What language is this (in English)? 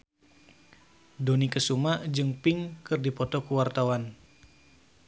Sundanese